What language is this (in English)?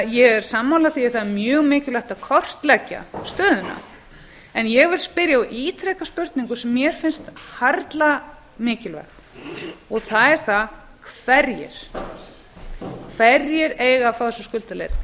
Icelandic